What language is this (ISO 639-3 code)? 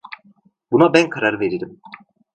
tur